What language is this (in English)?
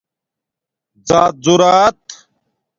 Domaaki